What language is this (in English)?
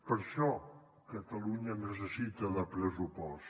Catalan